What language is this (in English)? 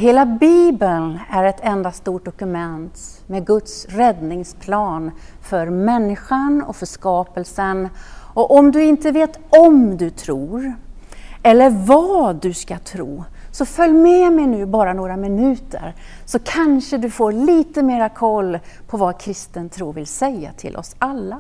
Swedish